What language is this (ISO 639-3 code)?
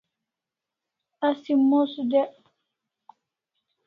kls